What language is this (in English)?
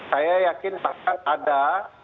Indonesian